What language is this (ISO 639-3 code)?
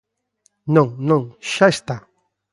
glg